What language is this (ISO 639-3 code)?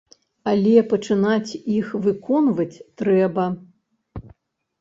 bel